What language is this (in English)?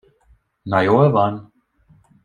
Hungarian